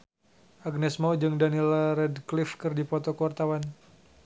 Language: Sundanese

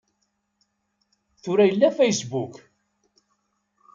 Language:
Kabyle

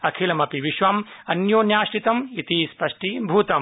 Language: Sanskrit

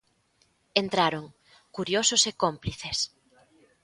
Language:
Galician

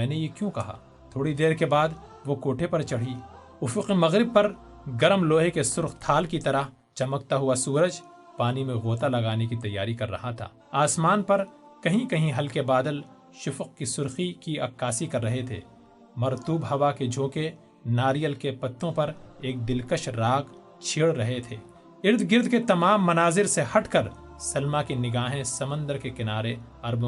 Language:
Urdu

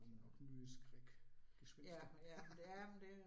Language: Danish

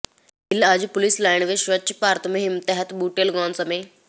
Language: Punjabi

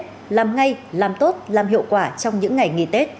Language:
Vietnamese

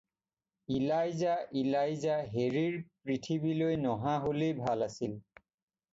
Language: Assamese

